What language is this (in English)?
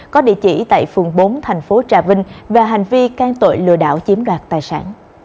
Vietnamese